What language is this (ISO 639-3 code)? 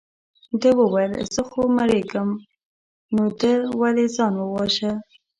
pus